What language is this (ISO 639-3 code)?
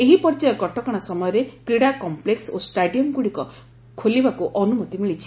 ori